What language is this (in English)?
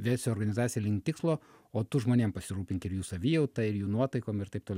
Lithuanian